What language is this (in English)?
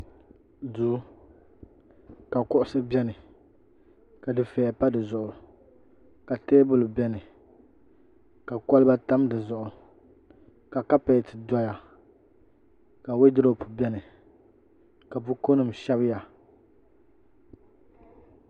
Dagbani